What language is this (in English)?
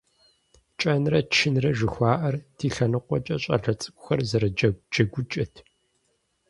Kabardian